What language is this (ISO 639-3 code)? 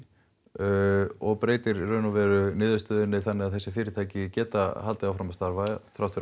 isl